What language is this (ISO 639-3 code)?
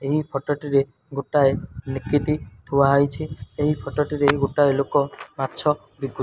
ori